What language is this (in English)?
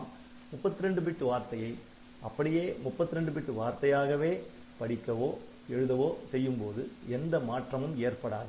Tamil